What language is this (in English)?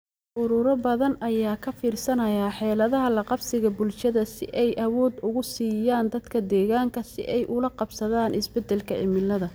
Somali